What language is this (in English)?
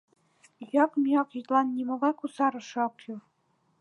Mari